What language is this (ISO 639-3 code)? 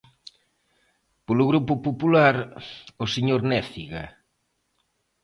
glg